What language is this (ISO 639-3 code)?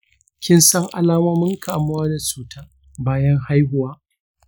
hau